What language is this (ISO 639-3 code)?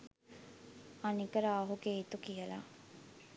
sin